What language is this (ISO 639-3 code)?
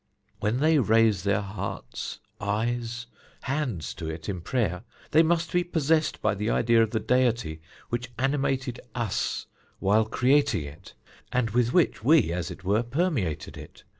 eng